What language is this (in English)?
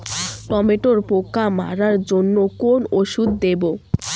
Bangla